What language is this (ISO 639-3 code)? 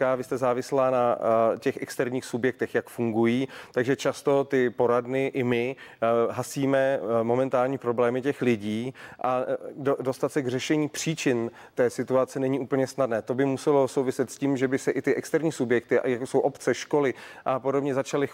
ces